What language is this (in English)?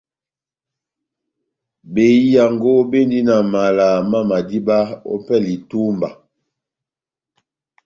Batanga